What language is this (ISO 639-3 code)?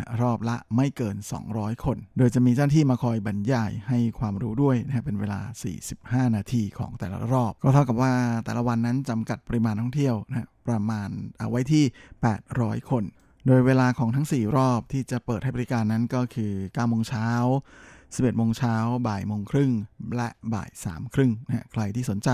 tha